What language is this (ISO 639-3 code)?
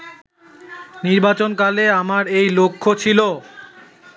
ben